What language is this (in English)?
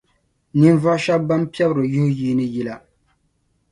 Dagbani